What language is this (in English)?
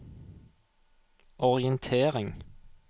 Norwegian